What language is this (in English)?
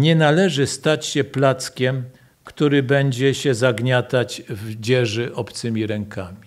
Polish